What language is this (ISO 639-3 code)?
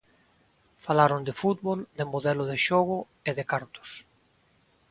glg